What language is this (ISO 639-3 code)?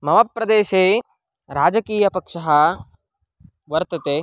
san